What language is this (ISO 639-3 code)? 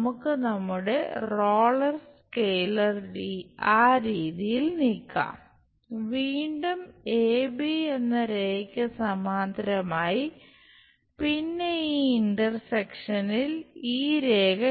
mal